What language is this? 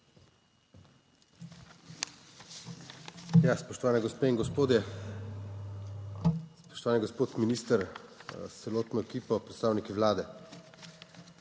Slovenian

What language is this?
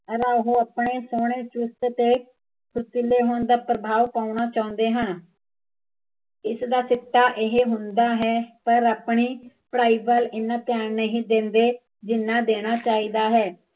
Punjabi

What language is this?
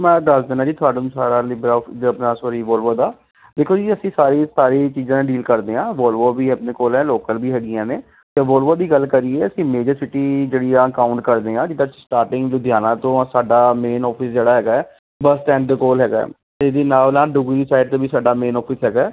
Punjabi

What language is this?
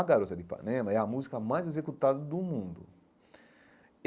Portuguese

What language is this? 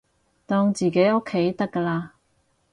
Cantonese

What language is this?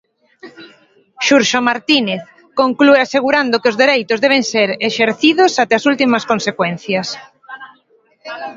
Galician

